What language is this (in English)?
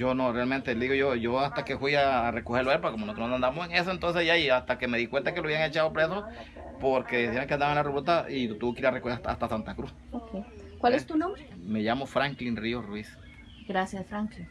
Spanish